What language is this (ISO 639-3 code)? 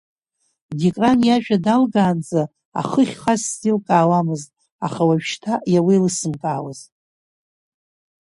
abk